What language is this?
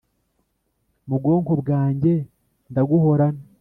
Kinyarwanda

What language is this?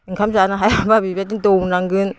Bodo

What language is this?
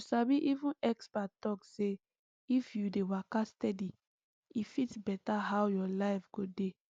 Nigerian Pidgin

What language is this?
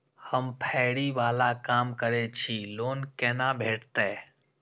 Maithili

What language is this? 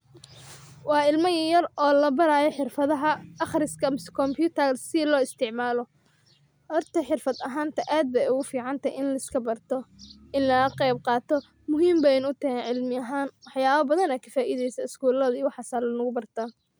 Somali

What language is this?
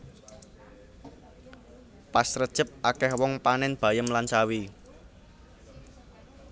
Javanese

